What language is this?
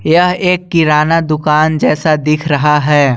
Hindi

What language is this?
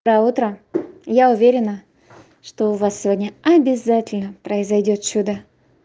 Russian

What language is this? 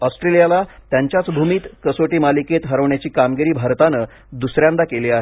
Marathi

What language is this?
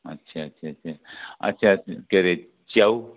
Nepali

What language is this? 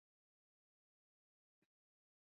Basque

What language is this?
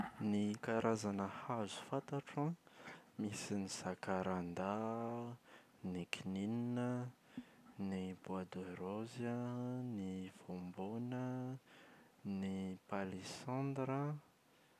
Malagasy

